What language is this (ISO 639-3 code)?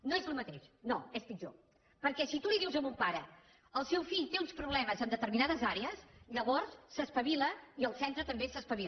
cat